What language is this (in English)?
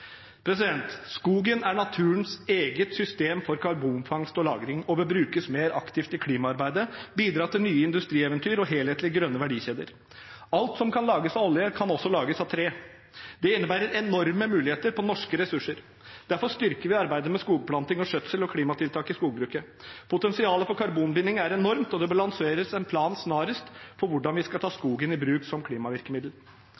Norwegian Bokmål